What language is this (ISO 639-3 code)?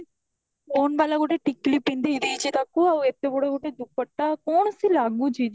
ori